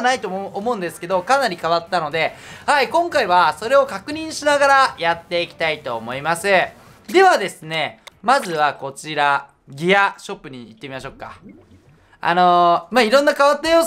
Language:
Japanese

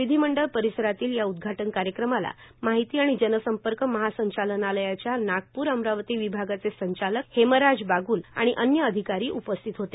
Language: Marathi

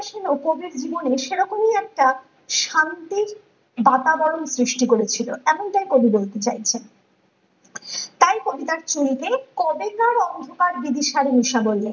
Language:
Bangla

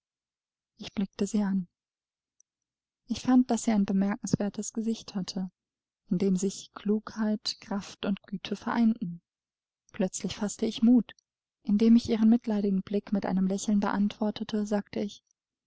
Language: German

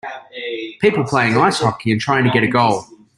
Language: English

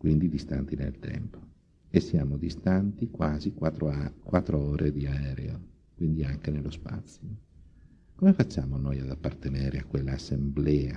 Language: Italian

